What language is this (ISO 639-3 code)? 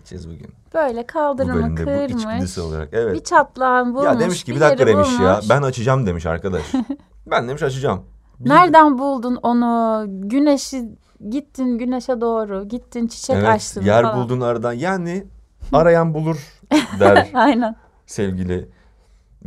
tur